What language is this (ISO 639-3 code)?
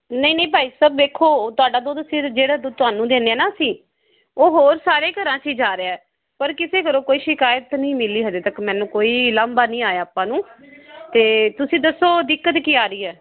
pan